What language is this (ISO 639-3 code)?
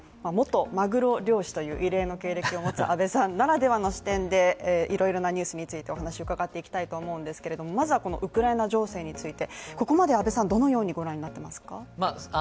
jpn